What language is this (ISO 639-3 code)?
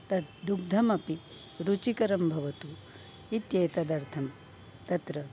san